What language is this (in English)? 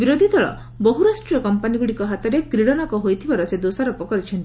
Odia